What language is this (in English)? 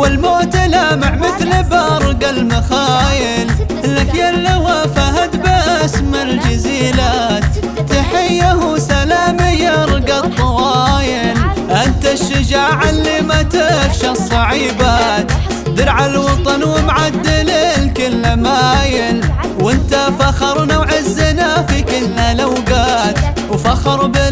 Arabic